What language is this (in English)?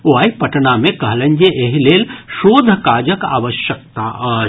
Maithili